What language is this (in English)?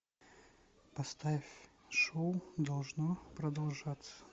Russian